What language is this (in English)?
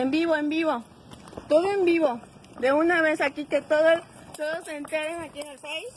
Spanish